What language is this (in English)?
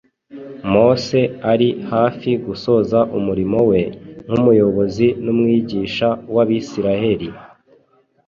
Kinyarwanda